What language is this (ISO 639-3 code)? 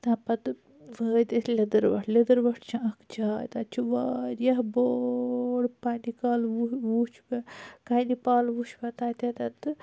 kas